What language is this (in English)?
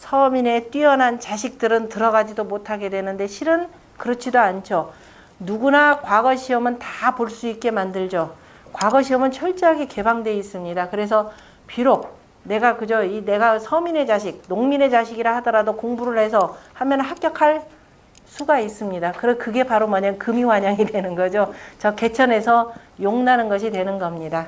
Korean